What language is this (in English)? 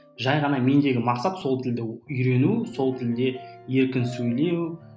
Kazakh